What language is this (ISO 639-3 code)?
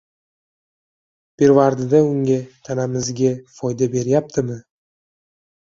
uzb